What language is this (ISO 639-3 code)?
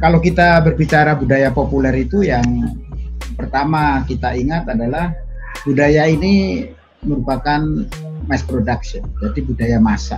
ind